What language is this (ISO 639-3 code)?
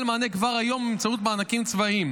heb